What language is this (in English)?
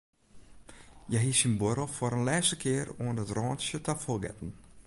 Western Frisian